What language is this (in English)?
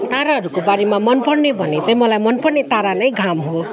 Nepali